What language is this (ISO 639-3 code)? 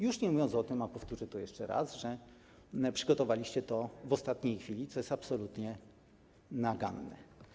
pol